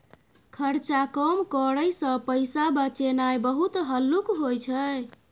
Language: Maithili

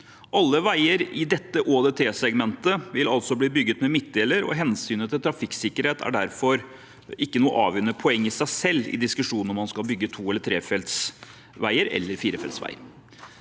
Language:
Norwegian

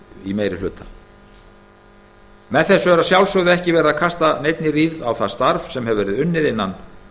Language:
Icelandic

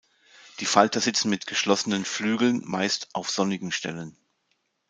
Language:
German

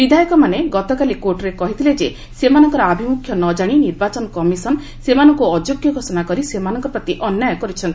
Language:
Odia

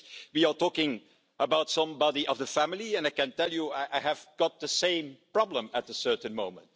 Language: English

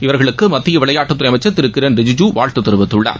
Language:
Tamil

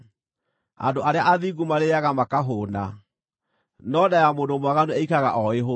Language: Kikuyu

